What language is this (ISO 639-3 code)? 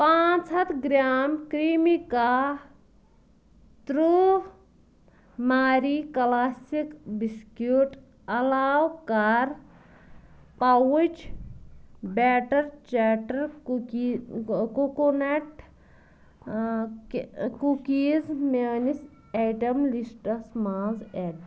kas